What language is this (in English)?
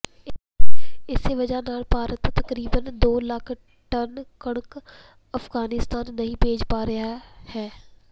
Punjabi